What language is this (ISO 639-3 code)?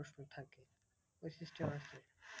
ben